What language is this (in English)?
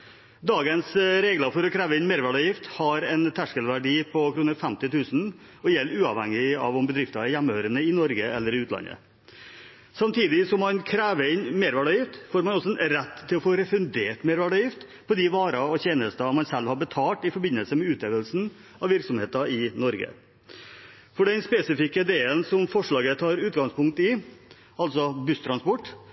Norwegian Bokmål